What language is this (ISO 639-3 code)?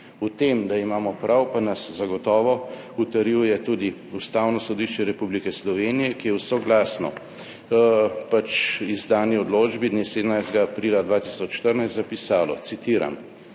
slv